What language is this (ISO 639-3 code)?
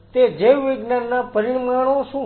guj